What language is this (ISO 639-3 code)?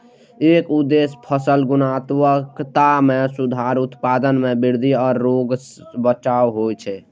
mai